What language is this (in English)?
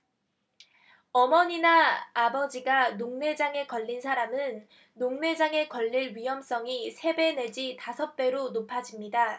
Korean